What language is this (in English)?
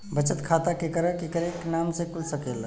Bhojpuri